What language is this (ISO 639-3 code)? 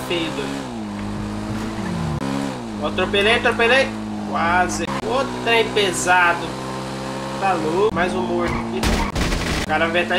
por